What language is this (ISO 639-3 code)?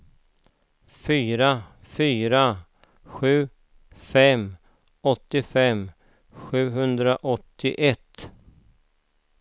swe